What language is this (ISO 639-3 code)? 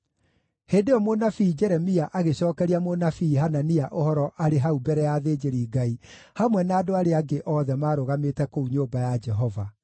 kik